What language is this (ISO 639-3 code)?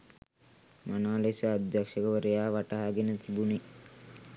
sin